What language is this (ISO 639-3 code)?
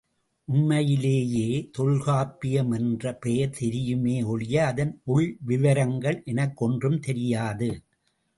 tam